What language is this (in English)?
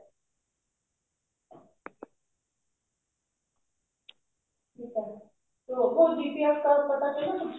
Punjabi